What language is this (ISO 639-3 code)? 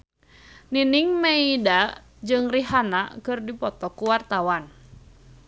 sun